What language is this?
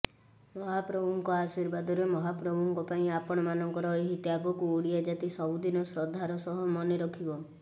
Odia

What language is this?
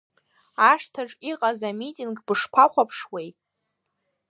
Abkhazian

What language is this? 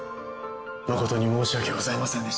Japanese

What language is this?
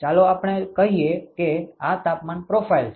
Gujarati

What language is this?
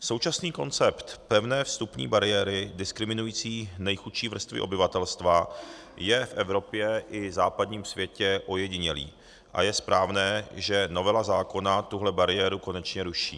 Czech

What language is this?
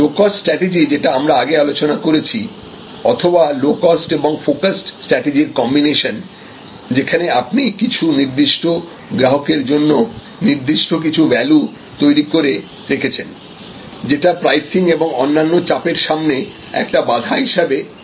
Bangla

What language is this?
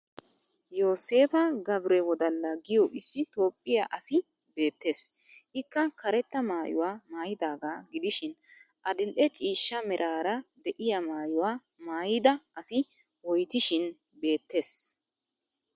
Wolaytta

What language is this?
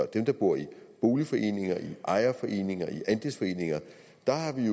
Danish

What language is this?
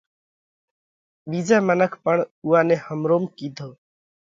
Parkari Koli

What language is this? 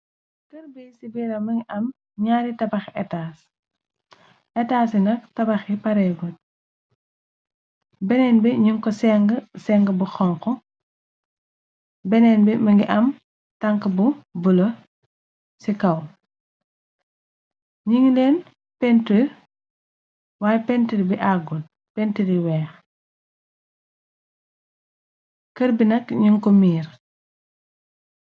Wolof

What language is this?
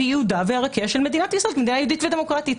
Hebrew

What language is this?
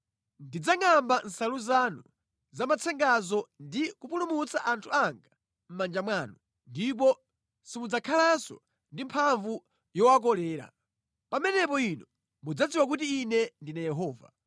Nyanja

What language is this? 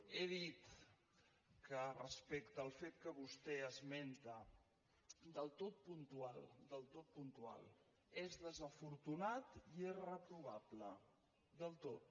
Catalan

